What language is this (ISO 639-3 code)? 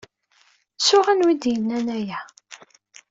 kab